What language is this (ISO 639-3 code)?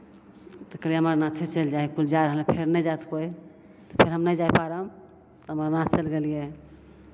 mai